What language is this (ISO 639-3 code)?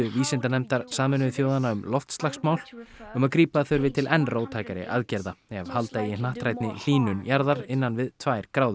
isl